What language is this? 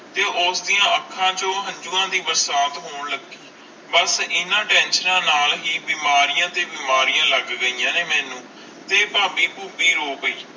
Punjabi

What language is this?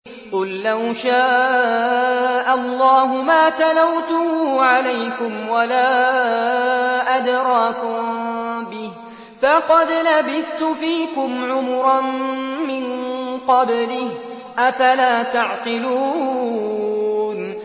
Arabic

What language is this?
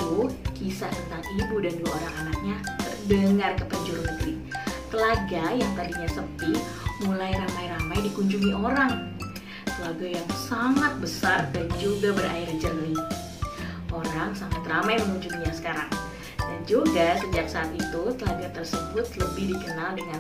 Indonesian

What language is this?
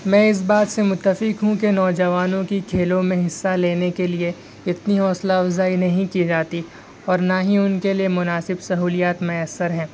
Urdu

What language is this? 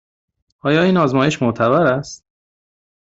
Persian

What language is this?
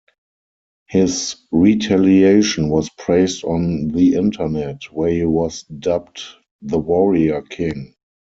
English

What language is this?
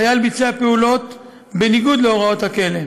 Hebrew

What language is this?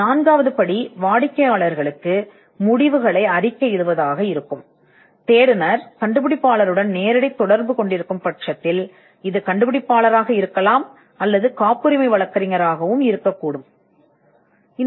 Tamil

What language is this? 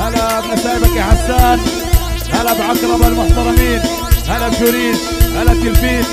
Arabic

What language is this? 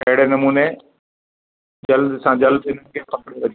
Sindhi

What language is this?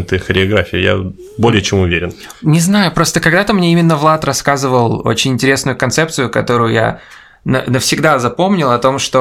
Russian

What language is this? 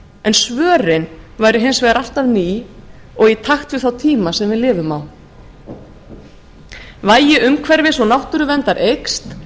Icelandic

